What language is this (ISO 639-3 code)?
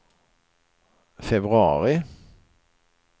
swe